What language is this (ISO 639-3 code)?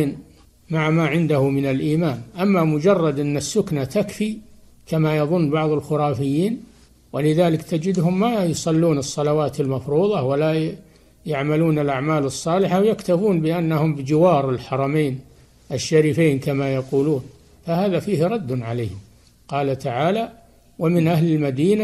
ara